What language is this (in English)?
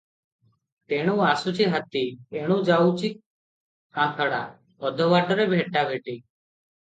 Odia